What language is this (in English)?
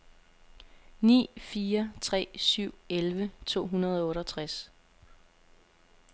Danish